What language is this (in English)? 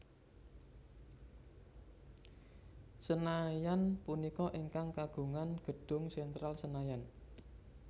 Javanese